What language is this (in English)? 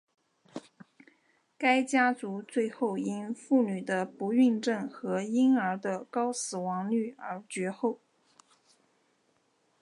Chinese